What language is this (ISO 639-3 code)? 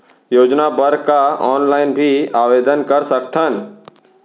hne